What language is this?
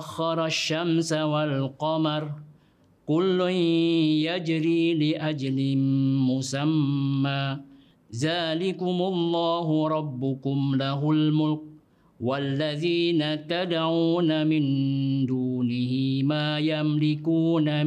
Malay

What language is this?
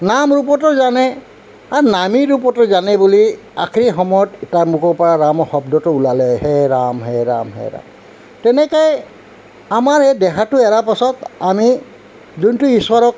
Assamese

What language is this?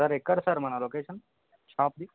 Telugu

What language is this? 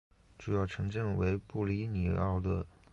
Chinese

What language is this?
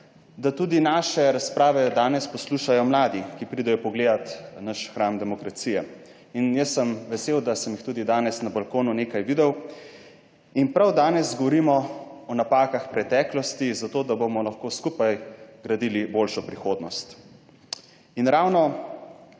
Slovenian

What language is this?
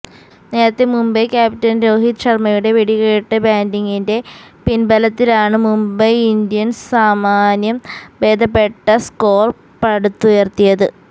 Malayalam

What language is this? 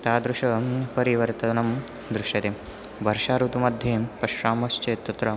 Sanskrit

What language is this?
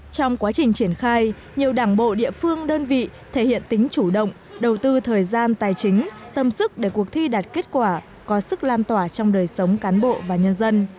Vietnamese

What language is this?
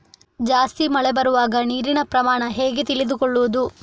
Kannada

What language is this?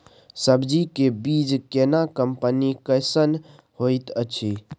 Maithili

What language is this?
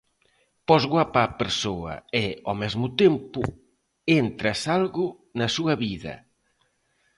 Galician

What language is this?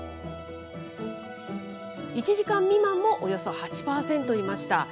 Japanese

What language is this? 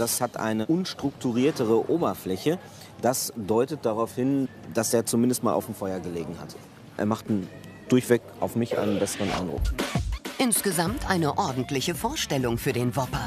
German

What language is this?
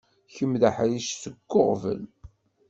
Kabyle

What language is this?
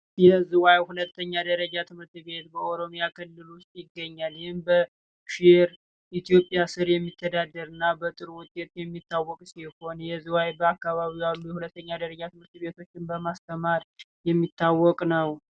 Amharic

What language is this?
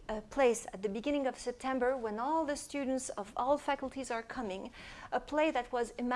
English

